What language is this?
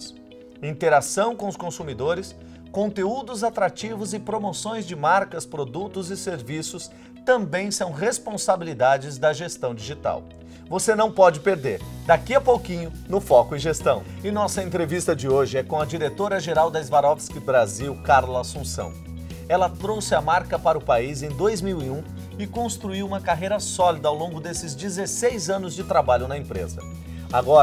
Portuguese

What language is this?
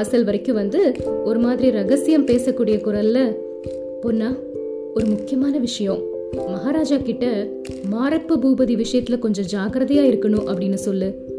Tamil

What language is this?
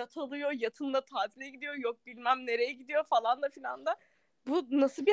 Turkish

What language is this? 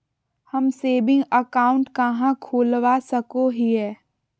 Magahi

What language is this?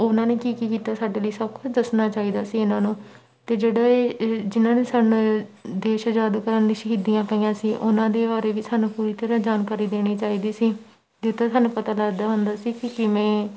Punjabi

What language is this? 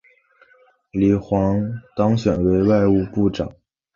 Chinese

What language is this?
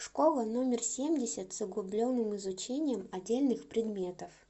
Russian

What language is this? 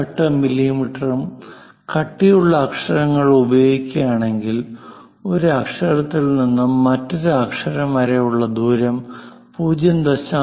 Malayalam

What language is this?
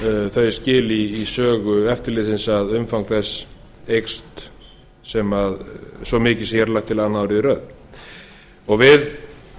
Icelandic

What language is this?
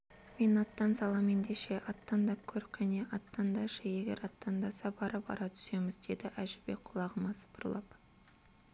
Kazakh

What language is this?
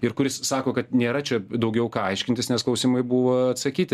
Lithuanian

